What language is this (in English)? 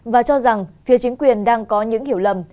Vietnamese